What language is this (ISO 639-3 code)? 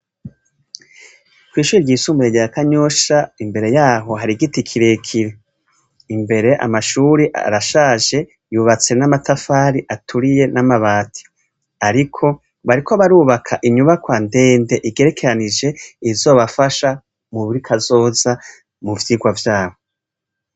run